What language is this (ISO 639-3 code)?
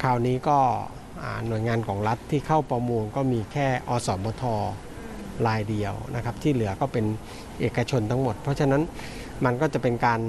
tha